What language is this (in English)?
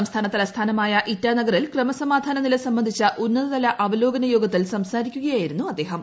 Malayalam